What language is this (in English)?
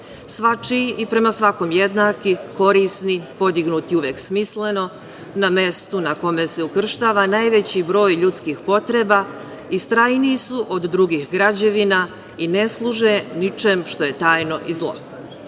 Serbian